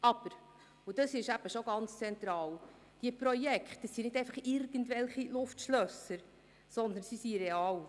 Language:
Swiss German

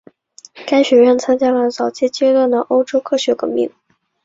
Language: Chinese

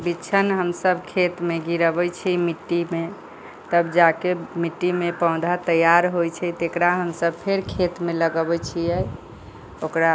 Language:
Maithili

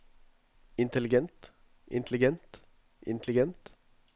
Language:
Norwegian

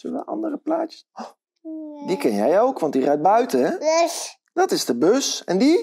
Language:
Dutch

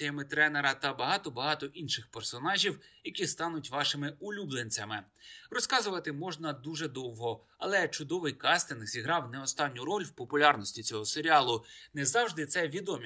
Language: Ukrainian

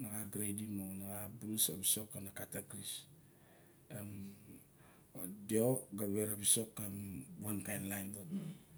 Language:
Barok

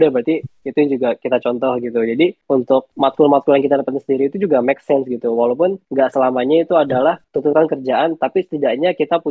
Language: Indonesian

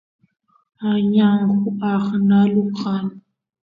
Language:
Santiago del Estero Quichua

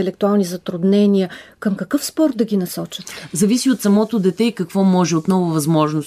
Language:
Bulgarian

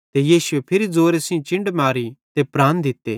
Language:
Bhadrawahi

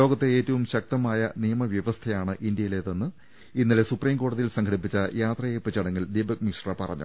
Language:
Malayalam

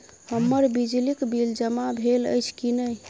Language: Maithili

